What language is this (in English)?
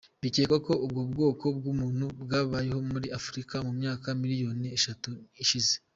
Kinyarwanda